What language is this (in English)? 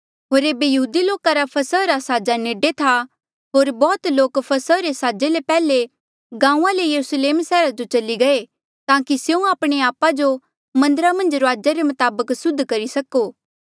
Mandeali